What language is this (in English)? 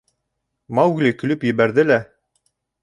Bashkir